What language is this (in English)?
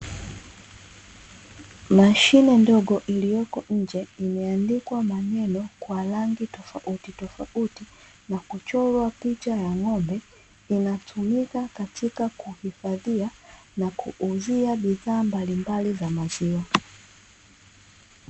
Swahili